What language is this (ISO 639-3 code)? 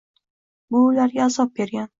uzb